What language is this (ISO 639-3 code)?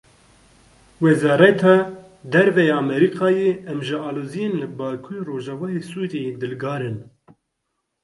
kur